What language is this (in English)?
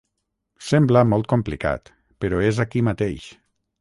Catalan